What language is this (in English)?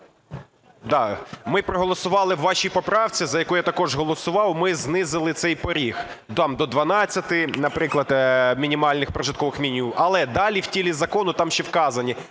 Ukrainian